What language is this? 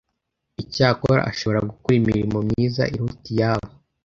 Kinyarwanda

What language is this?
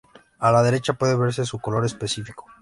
Spanish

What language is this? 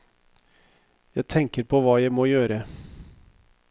Norwegian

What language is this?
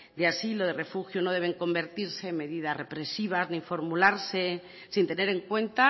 Spanish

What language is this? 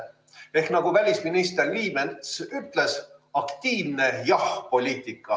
Estonian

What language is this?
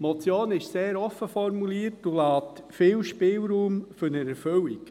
Swiss German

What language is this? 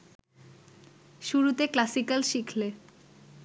Bangla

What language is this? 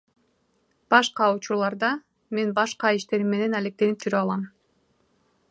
Kyrgyz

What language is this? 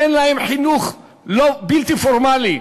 Hebrew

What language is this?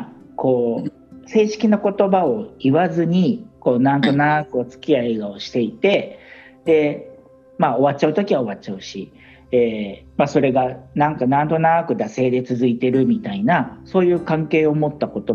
Japanese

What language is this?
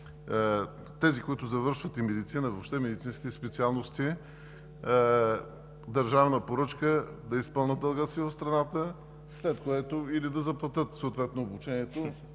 Bulgarian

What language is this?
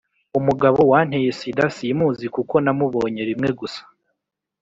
Kinyarwanda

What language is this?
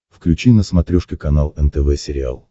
Russian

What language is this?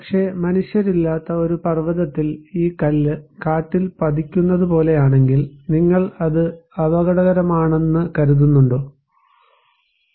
Malayalam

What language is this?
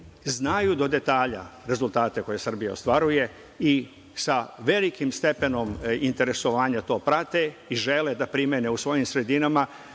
Serbian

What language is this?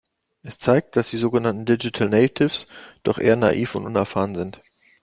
German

